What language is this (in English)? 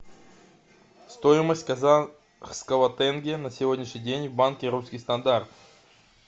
Russian